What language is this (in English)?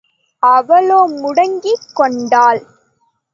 Tamil